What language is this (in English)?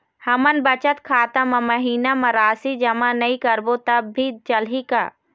Chhattisgarhi